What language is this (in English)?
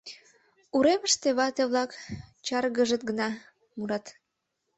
Mari